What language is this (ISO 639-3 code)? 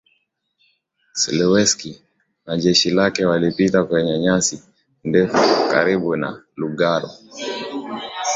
swa